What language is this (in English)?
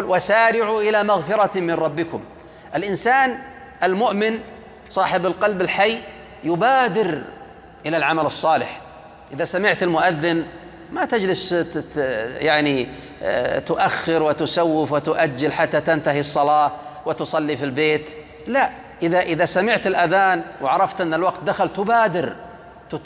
Arabic